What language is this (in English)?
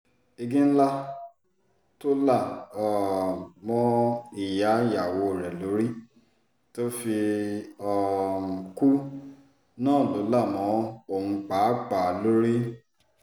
Yoruba